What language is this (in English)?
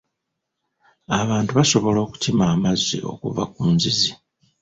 Ganda